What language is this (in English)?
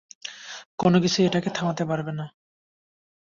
Bangla